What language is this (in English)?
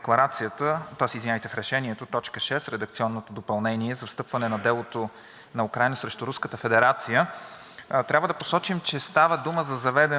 Bulgarian